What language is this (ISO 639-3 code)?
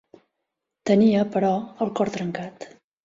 cat